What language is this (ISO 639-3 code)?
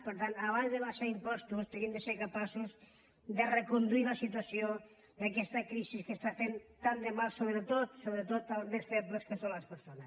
cat